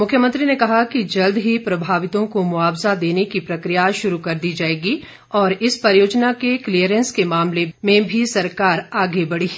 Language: Hindi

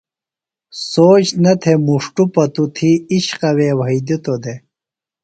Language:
Phalura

